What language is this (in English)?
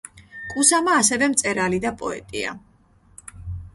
Georgian